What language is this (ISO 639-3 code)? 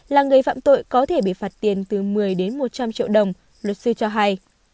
vie